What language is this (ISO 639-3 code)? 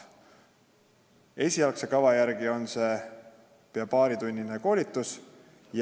est